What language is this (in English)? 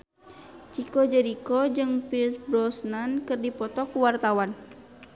Sundanese